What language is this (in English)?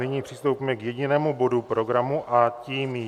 Czech